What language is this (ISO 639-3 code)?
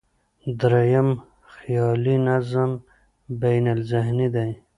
pus